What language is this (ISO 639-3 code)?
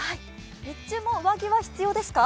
jpn